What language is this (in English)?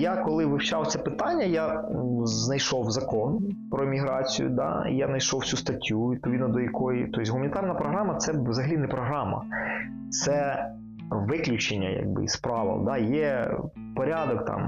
Ukrainian